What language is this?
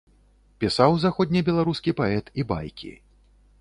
Belarusian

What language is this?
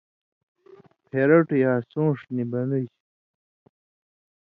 Indus Kohistani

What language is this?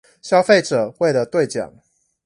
Chinese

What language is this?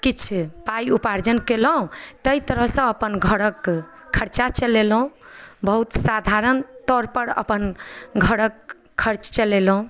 Maithili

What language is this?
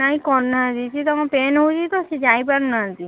Odia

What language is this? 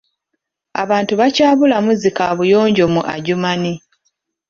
Ganda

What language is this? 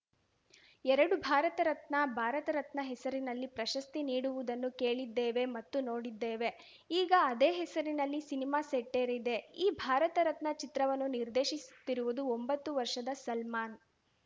Kannada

